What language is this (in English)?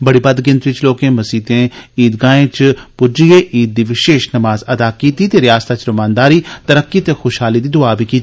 Dogri